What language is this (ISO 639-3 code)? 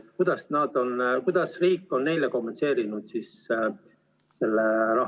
est